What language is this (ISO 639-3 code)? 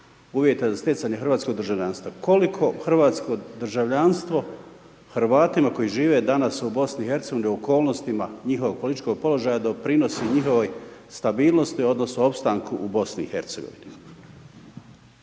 hrv